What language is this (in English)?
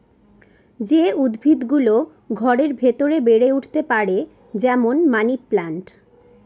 Bangla